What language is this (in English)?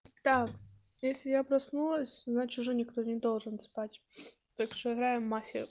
Russian